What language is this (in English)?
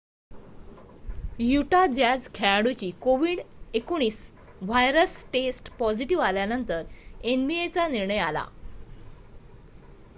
Marathi